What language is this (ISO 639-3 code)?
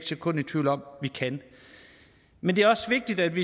dan